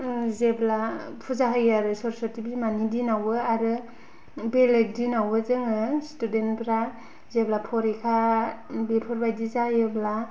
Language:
Bodo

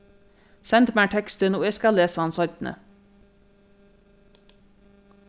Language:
Faroese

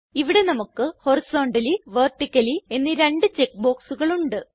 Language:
Malayalam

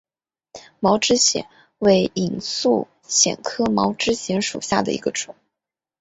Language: Chinese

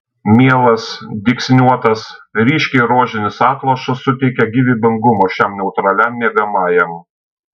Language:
Lithuanian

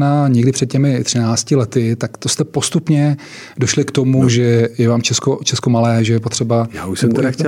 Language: Czech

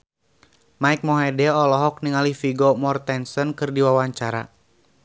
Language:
Sundanese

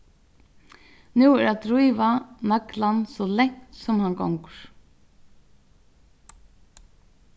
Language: Faroese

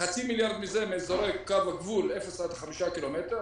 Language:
Hebrew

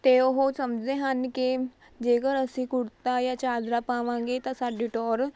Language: Punjabi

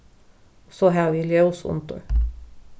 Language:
Faroese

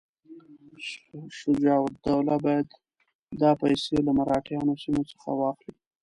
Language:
Pashto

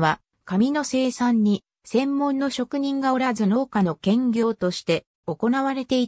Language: Japanese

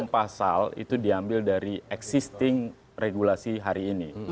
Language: Indonesian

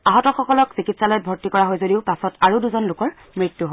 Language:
Assamese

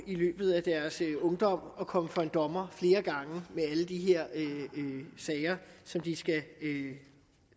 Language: Danish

